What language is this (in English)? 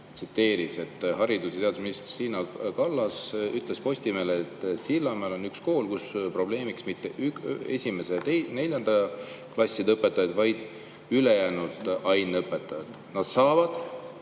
Estonian